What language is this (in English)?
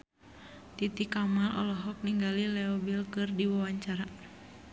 Sundanese